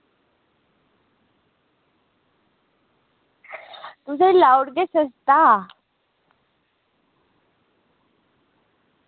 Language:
Dogri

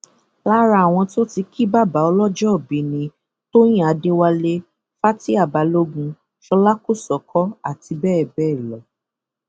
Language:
Yoruba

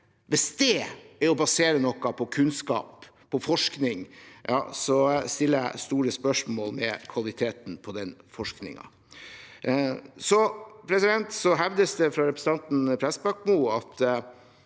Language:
Norwegian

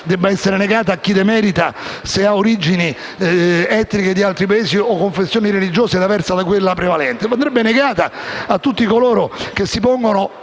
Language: Italian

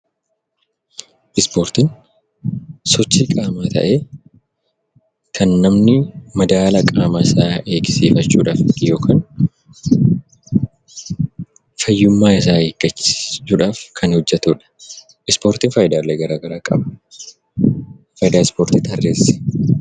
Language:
Oromo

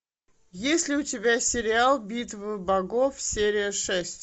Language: Russian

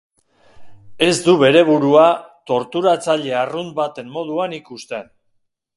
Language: Basque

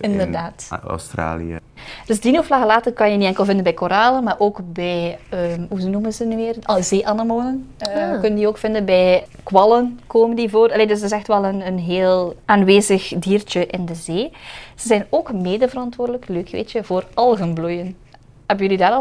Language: Dutch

